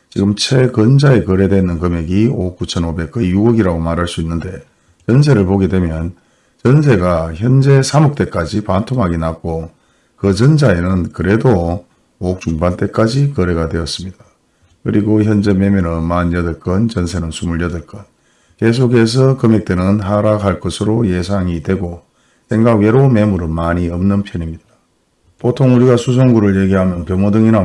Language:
Korean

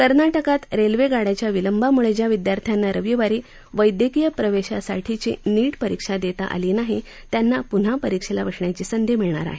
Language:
Marathi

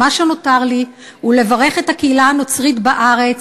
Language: Hebrew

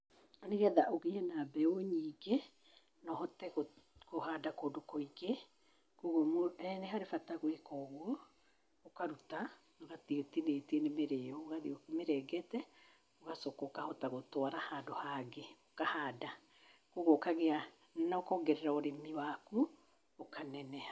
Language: Kikuyu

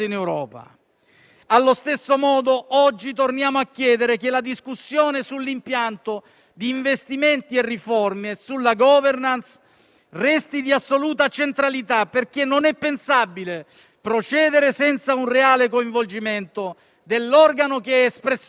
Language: Italian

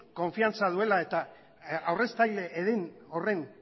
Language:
Basque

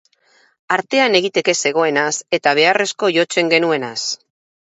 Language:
Basque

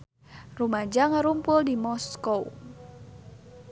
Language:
Sundanese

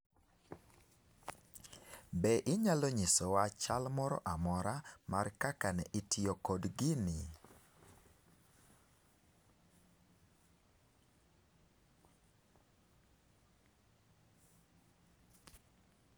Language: Luo (Kenya and Tanzania)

